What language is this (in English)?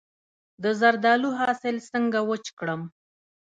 Pashto